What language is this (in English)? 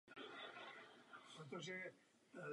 Czech